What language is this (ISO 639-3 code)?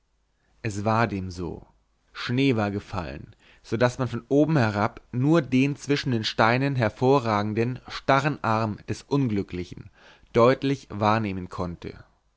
deu